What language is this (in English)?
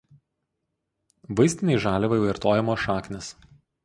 Lithuanian